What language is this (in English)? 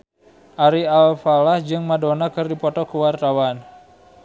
Sundanese